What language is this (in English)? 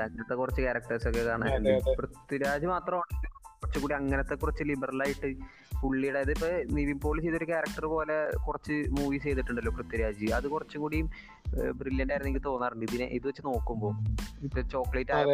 Malayalam